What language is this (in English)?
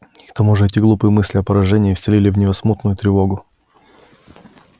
Russian